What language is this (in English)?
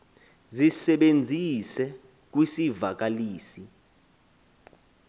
Xhosa